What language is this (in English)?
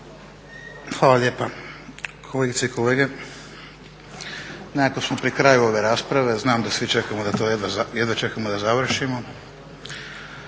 Croatian